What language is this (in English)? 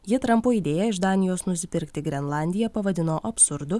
Lithuanian